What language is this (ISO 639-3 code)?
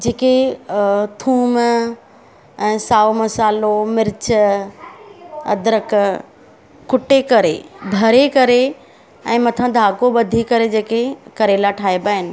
snd